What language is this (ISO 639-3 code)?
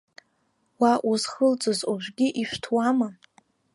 abk